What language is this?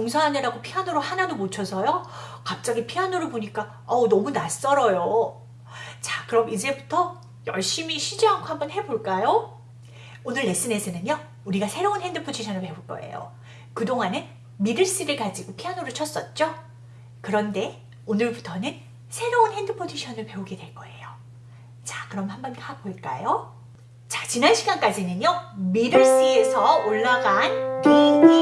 Korean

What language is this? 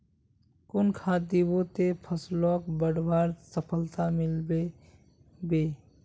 Magahi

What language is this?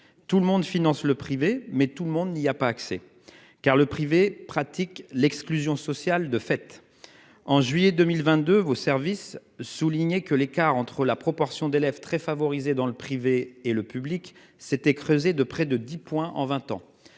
French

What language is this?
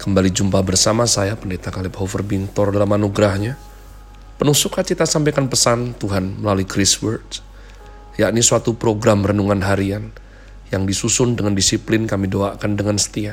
Indonesian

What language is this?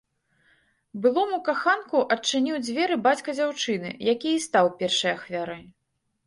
Belarusian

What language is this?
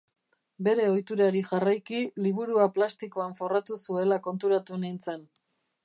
Basque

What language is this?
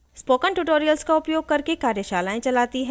Hindi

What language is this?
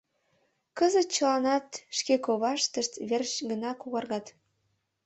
Mari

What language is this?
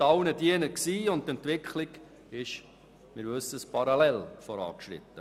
Swiss German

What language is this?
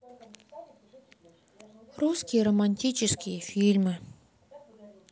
Russian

